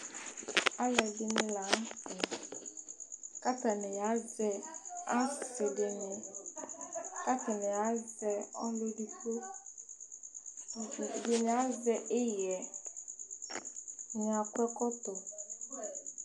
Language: Ikposo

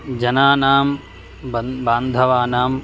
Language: Sanskrit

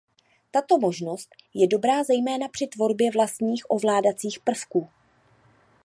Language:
Czech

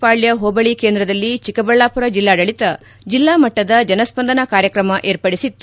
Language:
Kannada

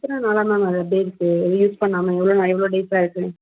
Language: Tamil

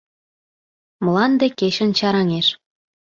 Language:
Mari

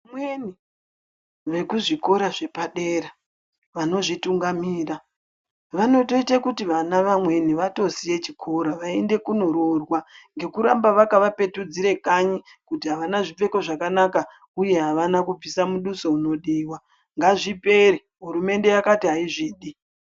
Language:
Ndau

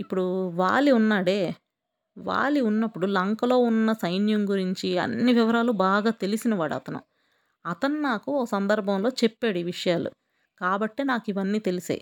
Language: Telugu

